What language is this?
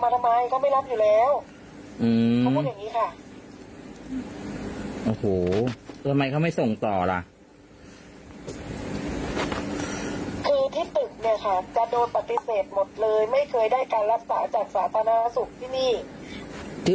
Thai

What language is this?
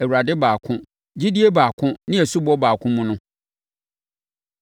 Akan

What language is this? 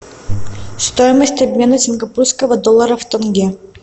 Russian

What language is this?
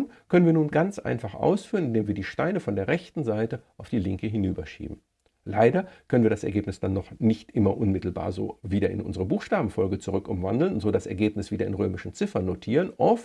German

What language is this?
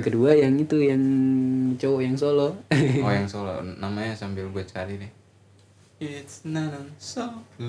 Indonesian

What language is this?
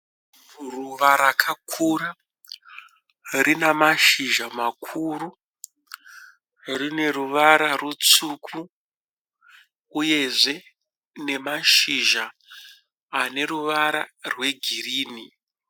Shona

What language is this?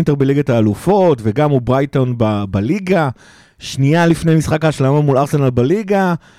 Hebrew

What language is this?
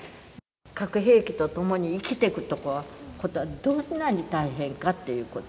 Japanese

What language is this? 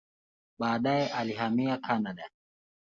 Swahili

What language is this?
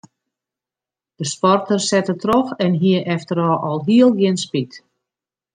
Western Frisian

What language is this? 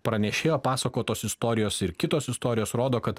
Lithuanian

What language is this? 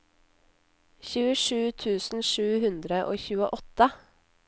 Norwegian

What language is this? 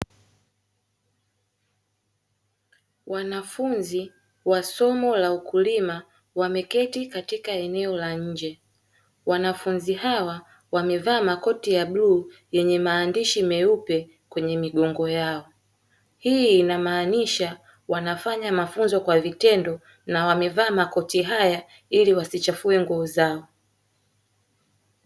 Swahili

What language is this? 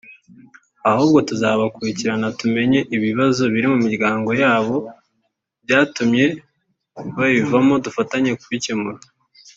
Kinyarwanda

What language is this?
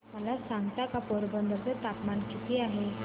Marathi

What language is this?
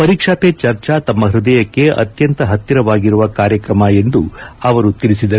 Kannada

